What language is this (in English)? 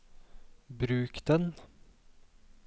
Norwegian